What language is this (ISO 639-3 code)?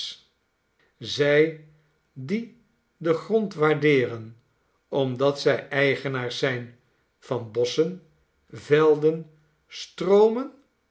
nld